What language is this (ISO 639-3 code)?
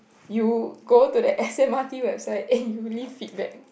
eng